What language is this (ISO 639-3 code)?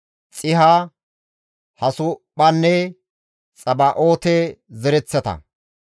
gmv